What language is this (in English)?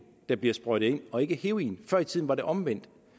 Danish